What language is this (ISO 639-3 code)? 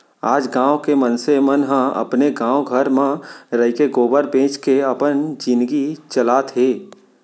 hne